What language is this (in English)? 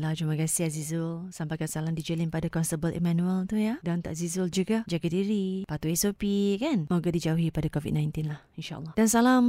Malay